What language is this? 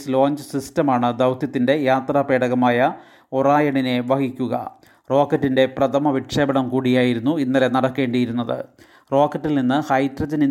Malayalam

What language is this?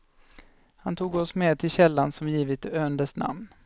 Swedish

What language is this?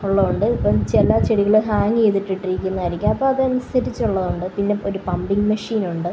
Malayalam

